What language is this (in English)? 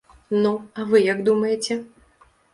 Belarusian